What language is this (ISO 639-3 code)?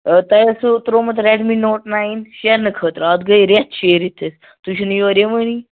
kas